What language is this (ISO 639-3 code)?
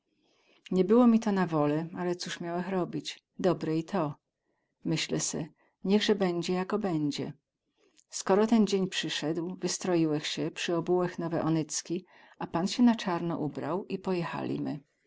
pol